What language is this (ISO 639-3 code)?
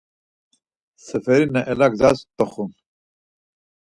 lzz